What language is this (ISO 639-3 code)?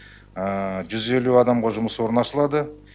kaz